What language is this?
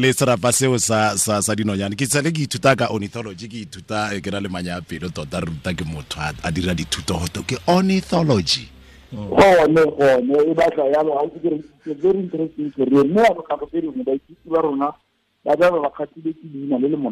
Croatian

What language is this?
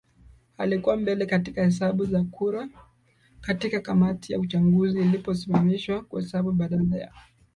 Swahili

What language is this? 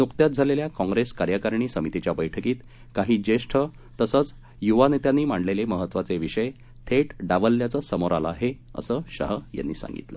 Marathi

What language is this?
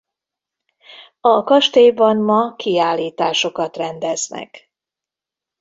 Hungarian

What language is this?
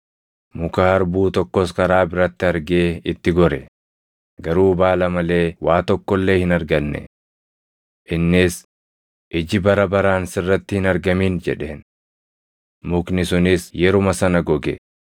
Oromo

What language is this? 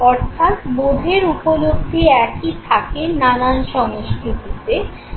Bangla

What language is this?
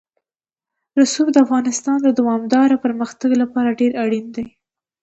Pashto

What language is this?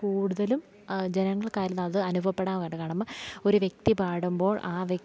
Malayalam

